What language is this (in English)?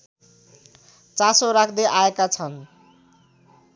Nepali